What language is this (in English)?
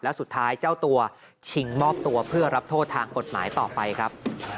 Thai